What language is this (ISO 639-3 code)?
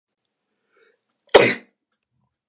jpn